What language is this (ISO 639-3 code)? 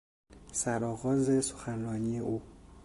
fas